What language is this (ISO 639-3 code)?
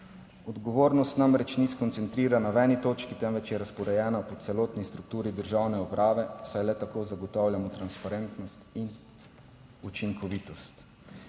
slv